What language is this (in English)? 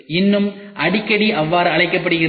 Tamil